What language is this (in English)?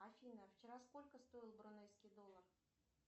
Russian